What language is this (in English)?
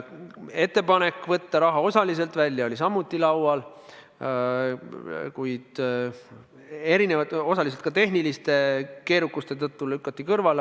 Estonian